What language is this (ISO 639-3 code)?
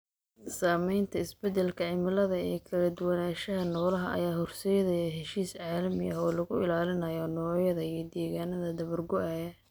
som